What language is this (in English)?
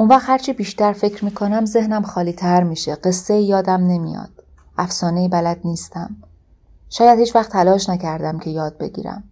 Persian